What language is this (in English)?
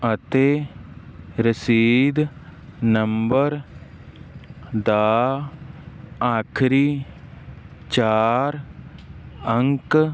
Punjabi